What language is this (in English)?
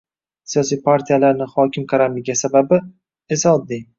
Uzbek